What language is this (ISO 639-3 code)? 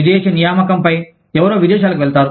tel